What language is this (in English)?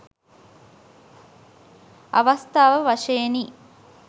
Sinhala